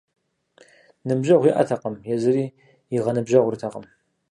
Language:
Kabardian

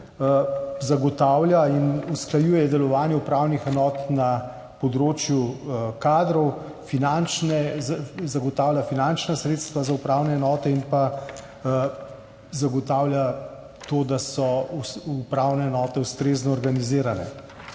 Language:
Slovenian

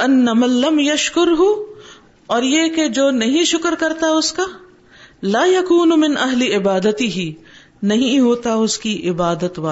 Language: Urdu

